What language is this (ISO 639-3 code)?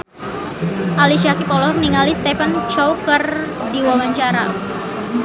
sun